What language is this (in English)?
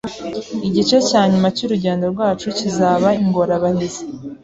Kinyarwanda